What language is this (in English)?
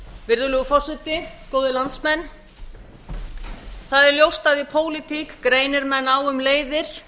Icelandic